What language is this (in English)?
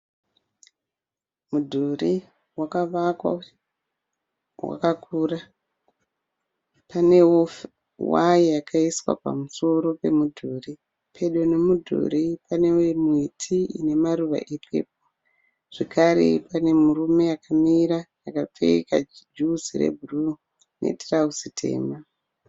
Shona